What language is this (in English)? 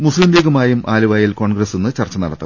Malayalam